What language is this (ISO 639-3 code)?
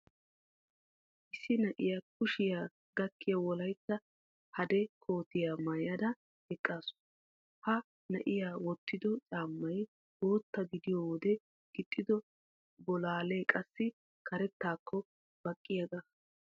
wal